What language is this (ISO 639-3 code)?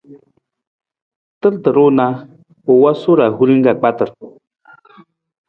nmz